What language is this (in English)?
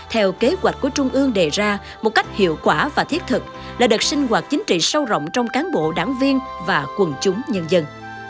Vietnamese